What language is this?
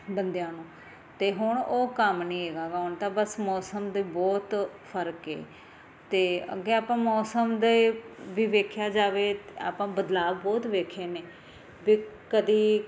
Punjabi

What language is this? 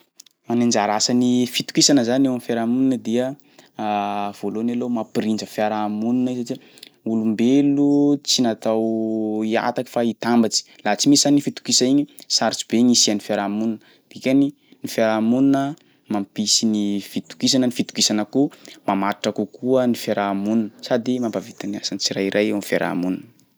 Sakalava Malagasy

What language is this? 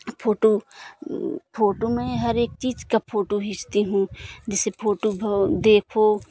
Hindi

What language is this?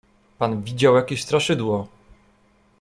Polish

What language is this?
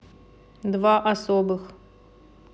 Russian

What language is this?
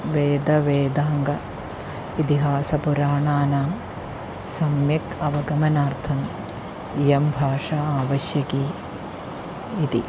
Sanskrit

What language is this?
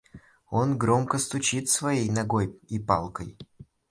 Russian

